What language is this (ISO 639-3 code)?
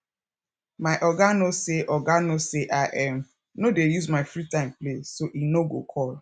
pcm